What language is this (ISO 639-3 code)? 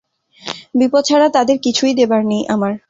ben